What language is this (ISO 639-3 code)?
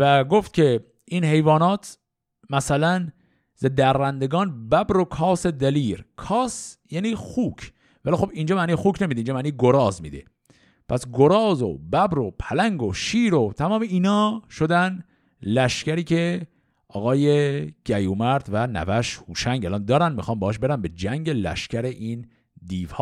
fas